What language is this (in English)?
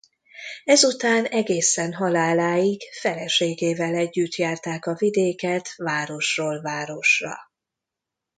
Hungarian